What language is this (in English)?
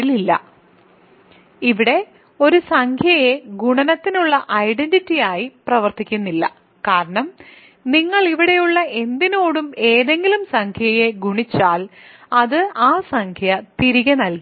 Malayalam